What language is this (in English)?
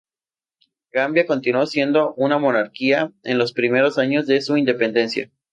Spanish